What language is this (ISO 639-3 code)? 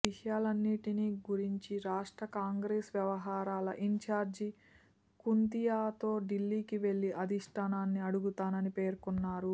tel